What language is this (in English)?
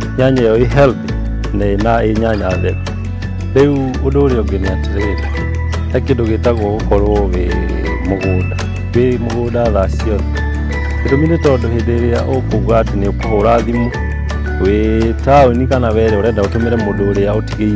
Korean